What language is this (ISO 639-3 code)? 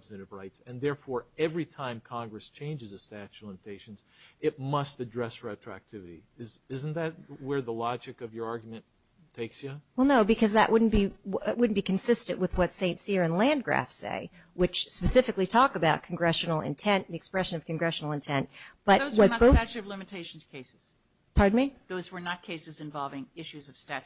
eng